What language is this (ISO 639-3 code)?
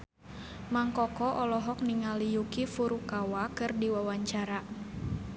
sun